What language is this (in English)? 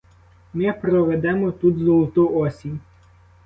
Ukrainian